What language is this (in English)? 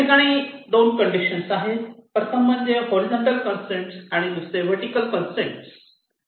Marathi